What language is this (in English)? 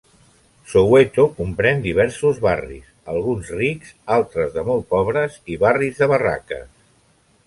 Catalan